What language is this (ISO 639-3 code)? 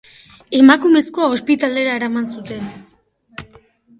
eus